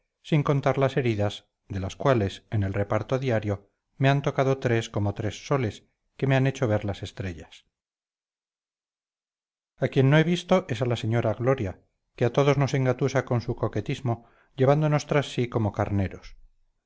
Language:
Spanish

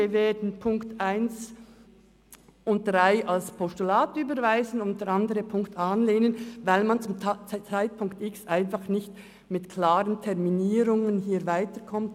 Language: Swiss German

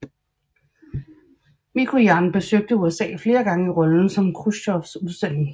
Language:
Danish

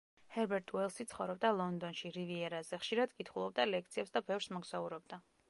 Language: Georgian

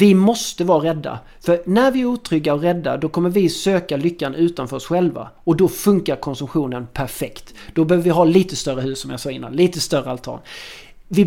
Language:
Swedish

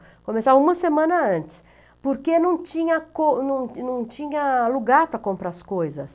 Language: Portuguese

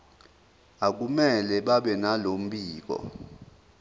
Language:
Zulu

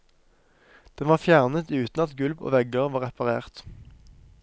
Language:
Norwegian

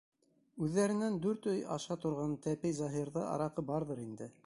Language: Bashkir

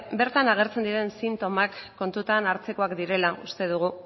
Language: Basque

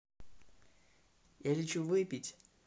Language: Russian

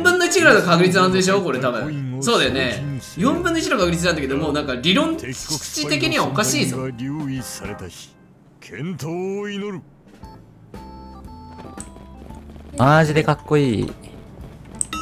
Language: Japanese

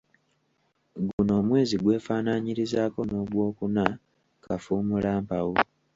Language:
Ganda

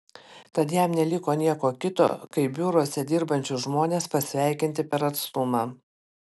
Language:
Lithuanian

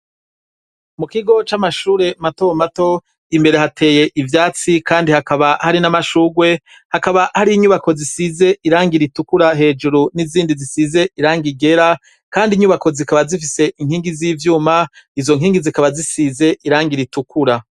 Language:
Rundi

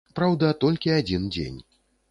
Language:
Belarusian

